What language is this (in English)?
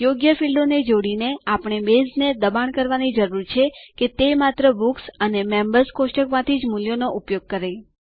Gujarati